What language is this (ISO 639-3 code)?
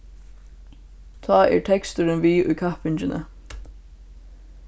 fao